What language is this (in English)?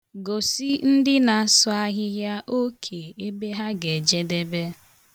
Igbo